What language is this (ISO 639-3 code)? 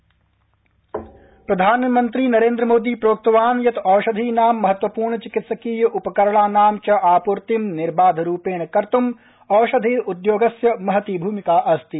san